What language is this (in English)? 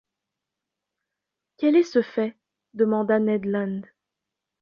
French